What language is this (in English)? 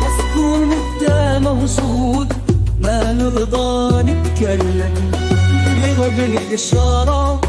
Arabic